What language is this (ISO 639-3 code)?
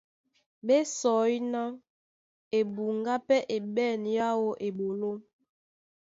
dua